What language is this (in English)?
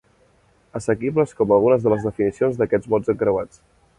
Catalan